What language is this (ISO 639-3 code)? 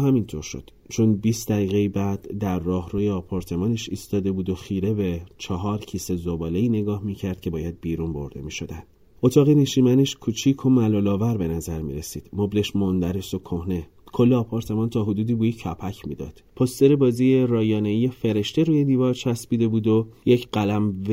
fas